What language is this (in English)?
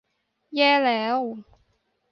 Thai